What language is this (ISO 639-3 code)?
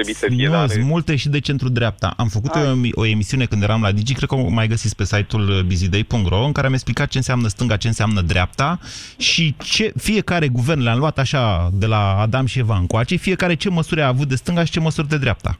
ron